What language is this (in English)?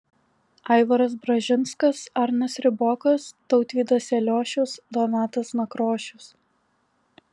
Lithuanian